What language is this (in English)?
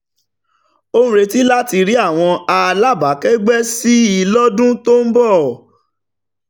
Yoruba